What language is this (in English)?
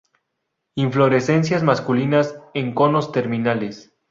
Spanish